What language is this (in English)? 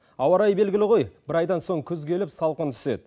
Kazakh